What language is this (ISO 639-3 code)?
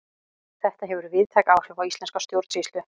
isl